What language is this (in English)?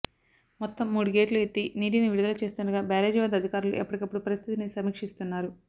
Telugu